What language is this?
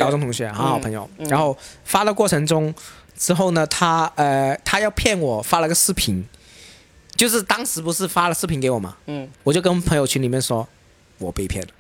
Chinese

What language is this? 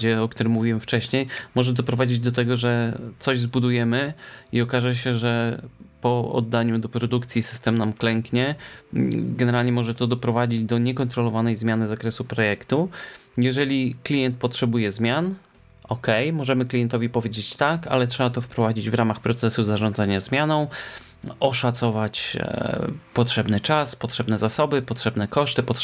Polish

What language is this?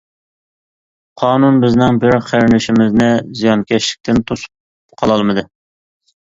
Uyghur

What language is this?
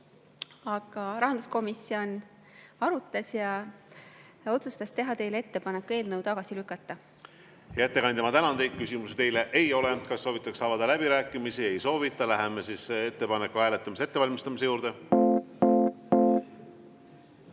Estonian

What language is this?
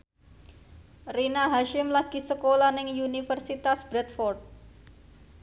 Javanese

